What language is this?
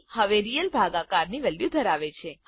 Gujarati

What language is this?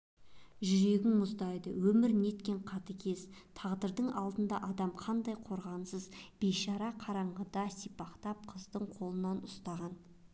Kazakh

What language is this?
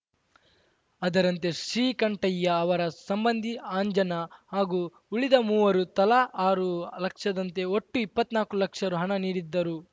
Kannada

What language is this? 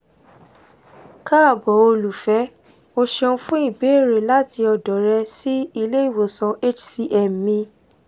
Yoruba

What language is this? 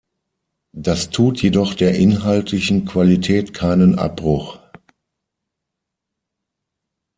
German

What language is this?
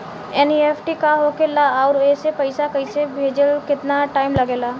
Bhojpuri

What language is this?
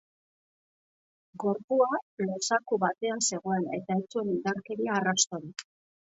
Basque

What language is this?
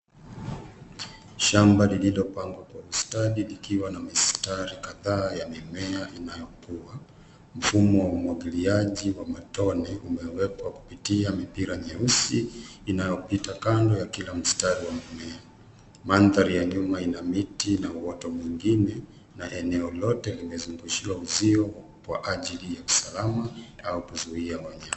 Swahili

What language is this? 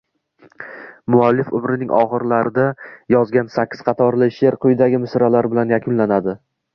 Uzbek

